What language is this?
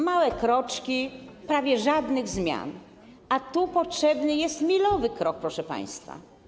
Polish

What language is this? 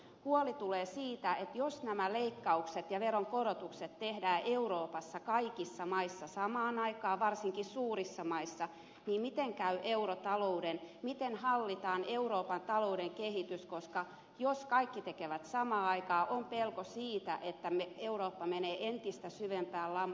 Finnish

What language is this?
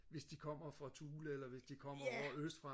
Danish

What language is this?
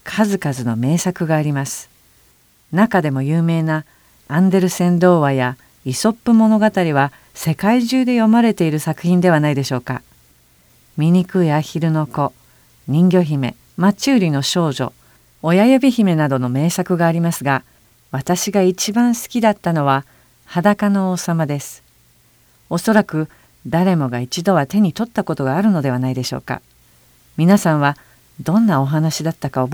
Japanese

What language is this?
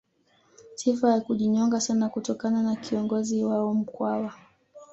Swahili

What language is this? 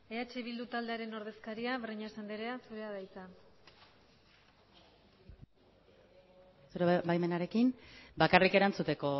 Basque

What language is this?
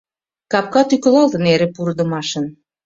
Mari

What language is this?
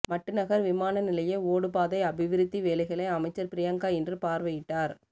Tamil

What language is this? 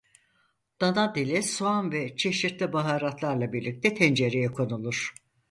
Turkish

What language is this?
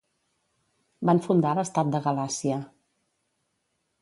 Catalan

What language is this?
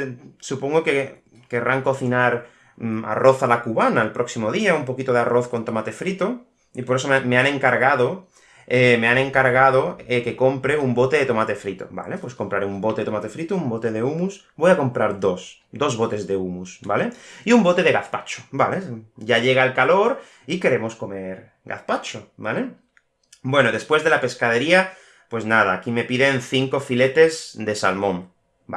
Spanish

